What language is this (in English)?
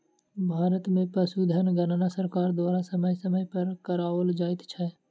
Maithili